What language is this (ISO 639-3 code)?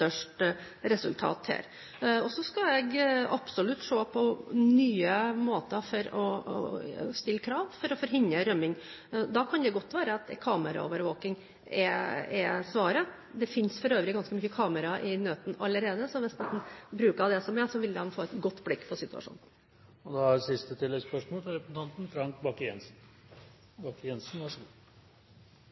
nor